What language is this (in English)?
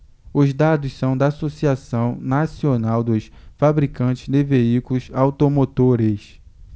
Portuguese